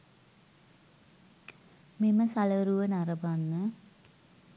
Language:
Sinhala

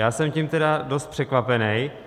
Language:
Czech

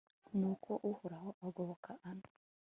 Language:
Kinyarwanda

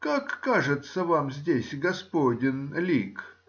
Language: Russian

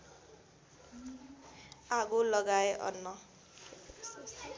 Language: Nepali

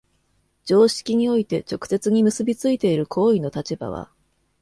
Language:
Japanese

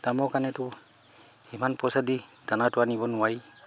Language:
Assamese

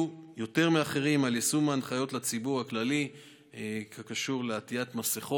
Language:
Hebrew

